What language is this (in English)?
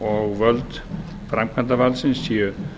Icelandic